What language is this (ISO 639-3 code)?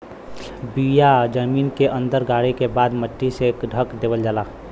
bho